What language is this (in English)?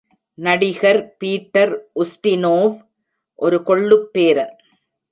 Tamil